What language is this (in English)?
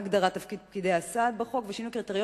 Hebrew